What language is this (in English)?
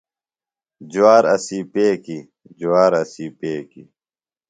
Phalura